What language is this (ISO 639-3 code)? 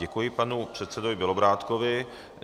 ces